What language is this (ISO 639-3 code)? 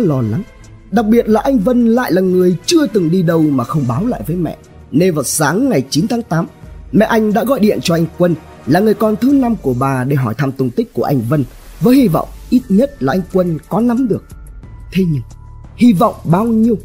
vie